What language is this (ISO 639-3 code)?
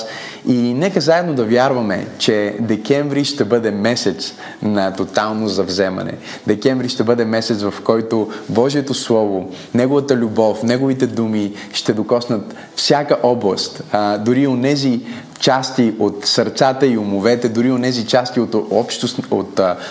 bul